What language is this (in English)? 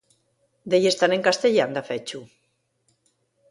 Asturian